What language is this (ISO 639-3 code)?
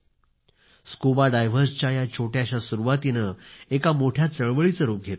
mar